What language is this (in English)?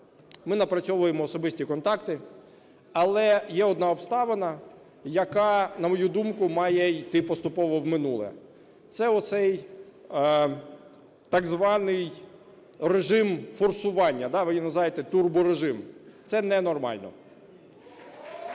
Ukrainian